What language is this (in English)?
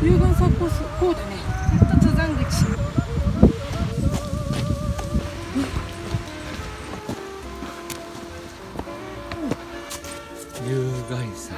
Japanese